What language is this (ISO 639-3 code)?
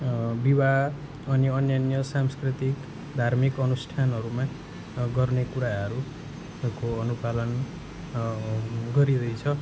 nep